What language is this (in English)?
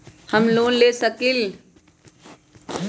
Magahi